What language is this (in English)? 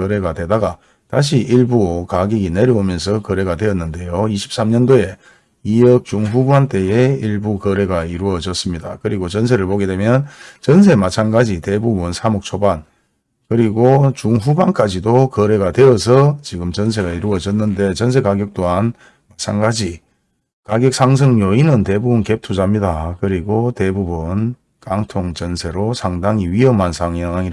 Korean